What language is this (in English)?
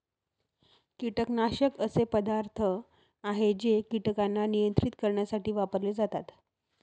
Marathi